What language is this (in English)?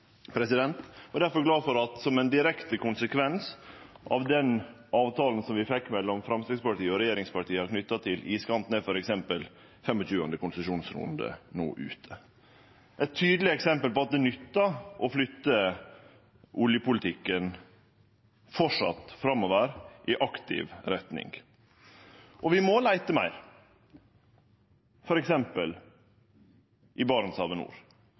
Norwegian Nynorsk